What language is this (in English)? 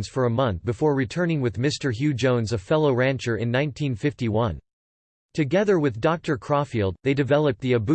English